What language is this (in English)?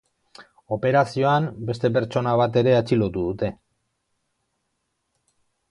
Basque